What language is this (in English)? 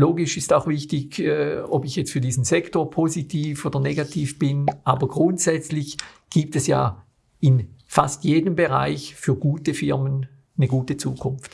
German